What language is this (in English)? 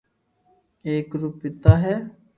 Loarki